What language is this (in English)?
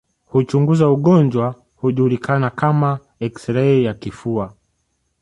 Swahili